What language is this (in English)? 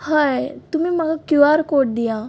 Konkani